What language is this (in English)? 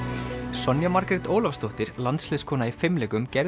Icelandic